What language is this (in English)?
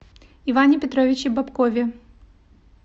Russian